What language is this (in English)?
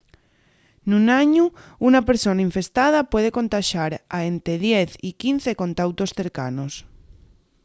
Asturian